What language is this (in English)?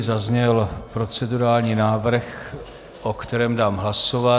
Czech